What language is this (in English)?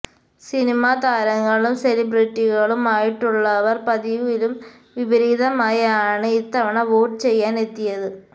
Malayalam